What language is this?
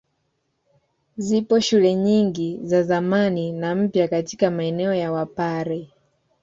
Swahili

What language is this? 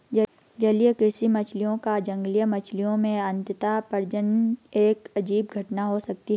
Hindi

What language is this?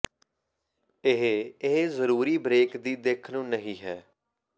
Punjabi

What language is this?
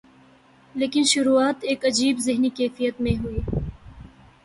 Urdu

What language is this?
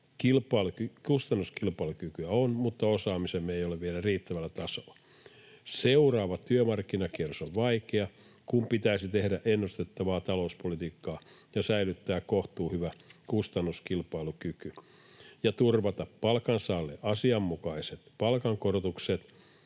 Finnish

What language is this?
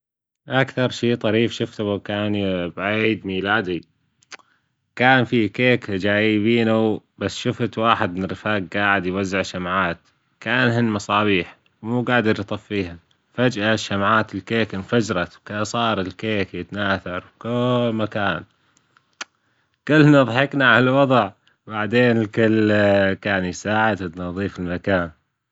Gulf Arabic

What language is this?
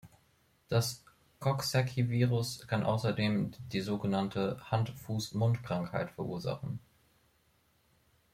German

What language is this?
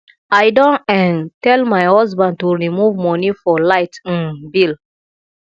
Nigerian Pidgin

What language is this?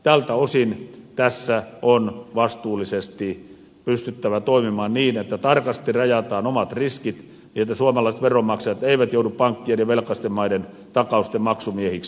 Finnish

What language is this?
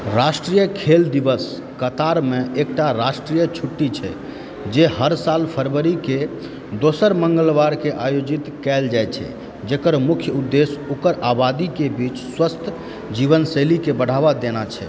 Maithili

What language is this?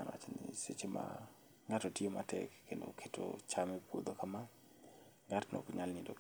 Luo (Kenya and Tanzania)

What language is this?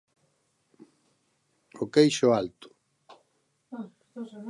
Galician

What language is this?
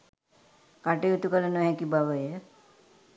Sinhala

